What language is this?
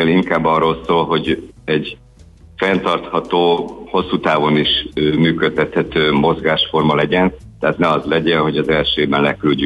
Hungarian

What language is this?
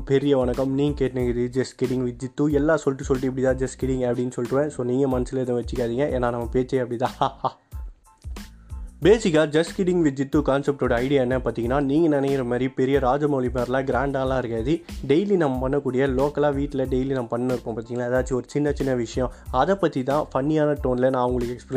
Tamil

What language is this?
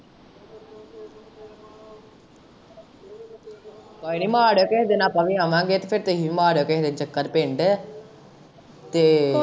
Punjabi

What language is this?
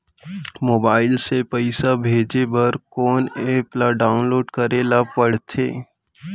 Chhattisgarhi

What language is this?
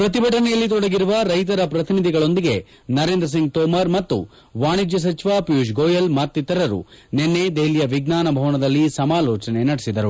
Kannada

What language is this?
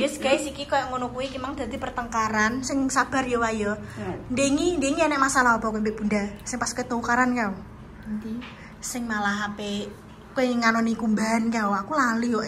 Indonesian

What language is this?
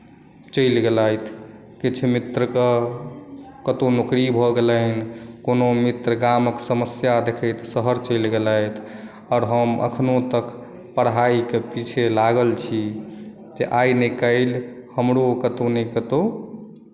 Maithili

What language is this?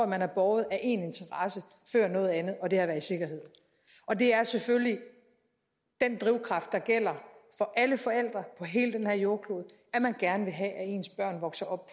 Danish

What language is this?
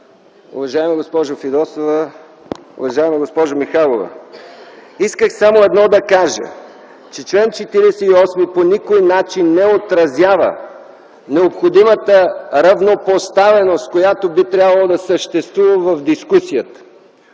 Bulgarian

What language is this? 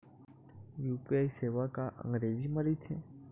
Chhattisgarhi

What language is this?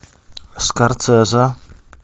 Russian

